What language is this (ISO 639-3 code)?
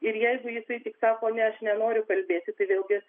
lit